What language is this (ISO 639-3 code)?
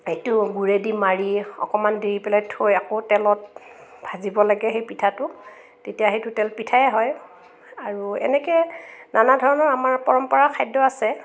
asm